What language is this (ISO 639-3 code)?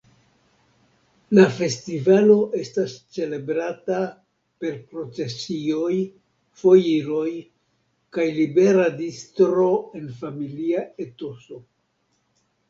epo